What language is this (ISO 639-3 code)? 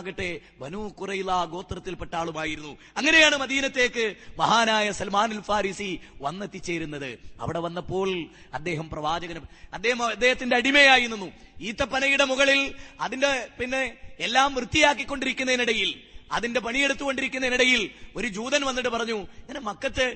mal